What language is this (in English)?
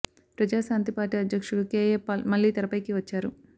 Telugu